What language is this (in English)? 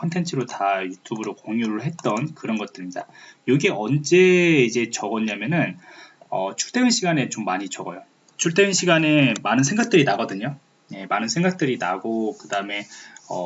Korean